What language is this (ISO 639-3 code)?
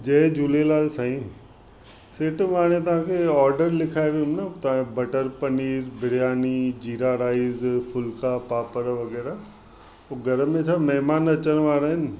snd